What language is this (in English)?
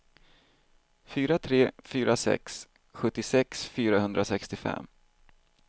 Swedish